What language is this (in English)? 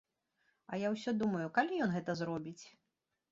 Belarusian